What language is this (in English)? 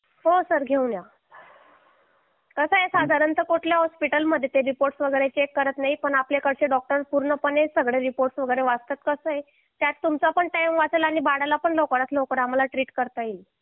Marathi